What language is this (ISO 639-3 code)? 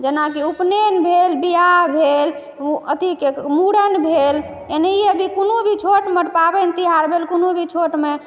mai